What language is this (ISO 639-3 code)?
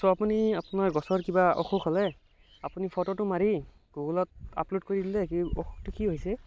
asm